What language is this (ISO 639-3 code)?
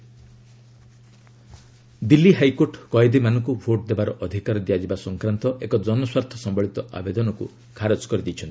ori